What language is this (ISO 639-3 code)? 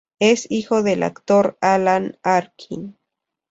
spa